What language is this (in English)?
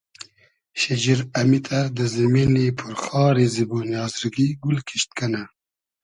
Hazaragi